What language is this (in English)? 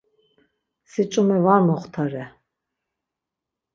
Laz